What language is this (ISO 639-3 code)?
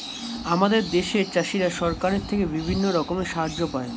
ben